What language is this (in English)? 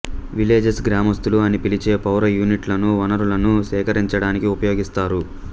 Telugu